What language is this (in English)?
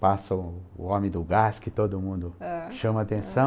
Portuguese